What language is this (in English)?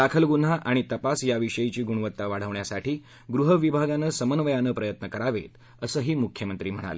Marathi